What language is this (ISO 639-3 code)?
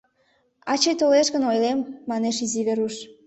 chm